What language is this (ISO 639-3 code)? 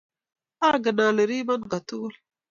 kln